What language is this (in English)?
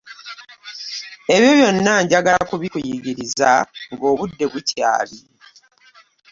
Ganda